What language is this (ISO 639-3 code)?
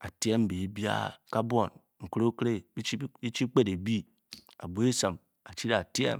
bky